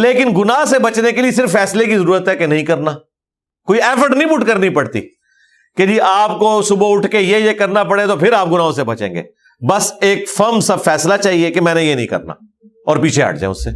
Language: Urdu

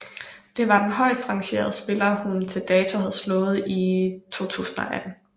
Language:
Danish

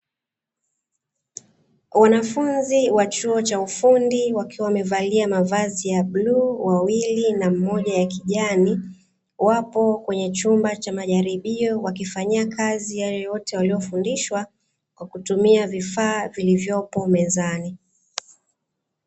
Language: Swahili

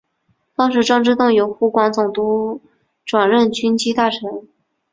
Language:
Chinese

